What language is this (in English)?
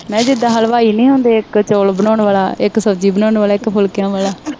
Punjabi